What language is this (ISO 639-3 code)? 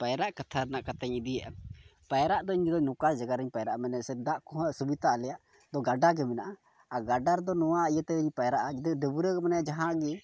sat